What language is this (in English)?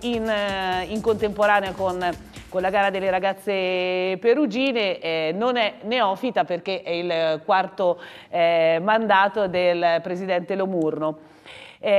Italian